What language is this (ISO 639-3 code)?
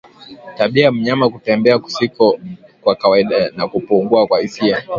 swa